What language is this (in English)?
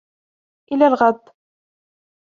Arabic